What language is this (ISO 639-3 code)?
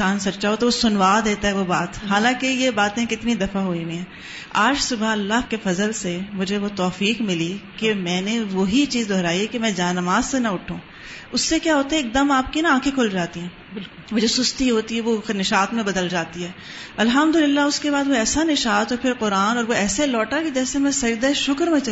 urd